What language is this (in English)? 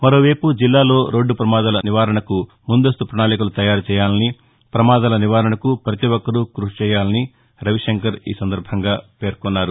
Telugu